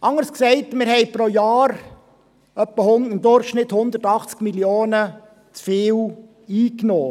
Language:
Swiss German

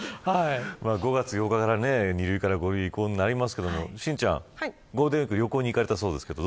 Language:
Japanese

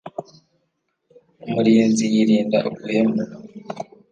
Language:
Kinyarwanda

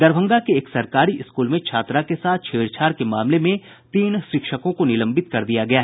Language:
Hindi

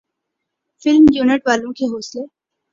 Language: Urdu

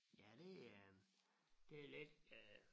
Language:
Danish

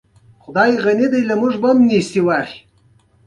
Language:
Pashto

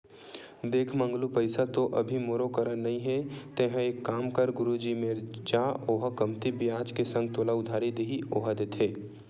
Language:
Chhattisgarhi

